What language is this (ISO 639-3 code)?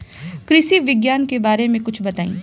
bho